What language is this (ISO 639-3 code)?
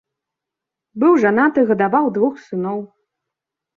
bel